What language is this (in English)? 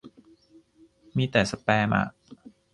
Thai